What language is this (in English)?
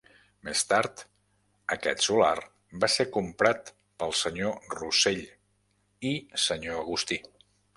Catalan